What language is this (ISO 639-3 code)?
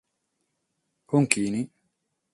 srd